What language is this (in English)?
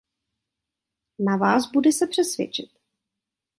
Czech